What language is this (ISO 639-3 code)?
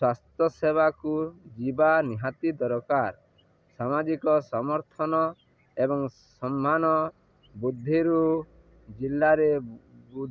ori